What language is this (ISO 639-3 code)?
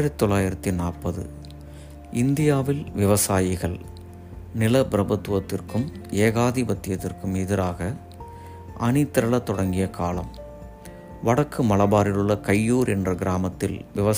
tam